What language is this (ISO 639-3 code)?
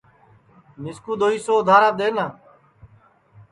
ssi